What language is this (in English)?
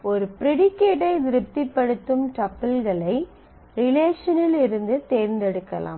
Tamil